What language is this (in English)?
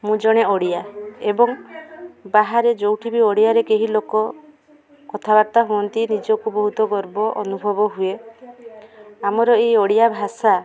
Odia